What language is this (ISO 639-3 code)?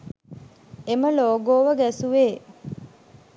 sin